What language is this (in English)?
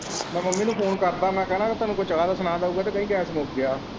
Punjabi